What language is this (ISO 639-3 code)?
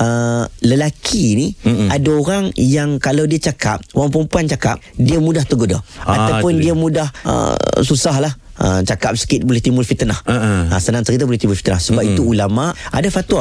msa